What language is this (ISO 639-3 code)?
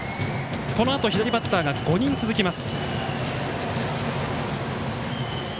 jpn